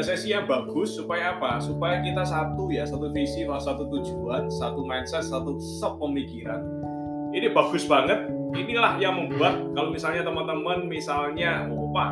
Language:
Indonesian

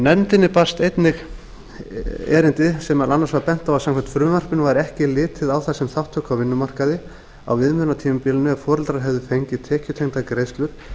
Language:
Icelandic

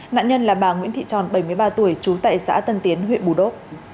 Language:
Vietnamese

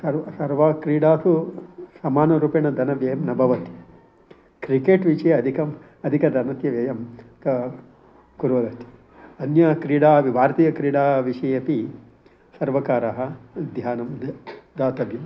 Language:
Sanskrit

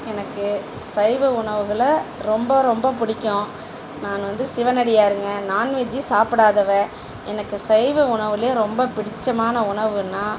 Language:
Tamil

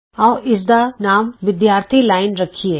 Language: Punjabi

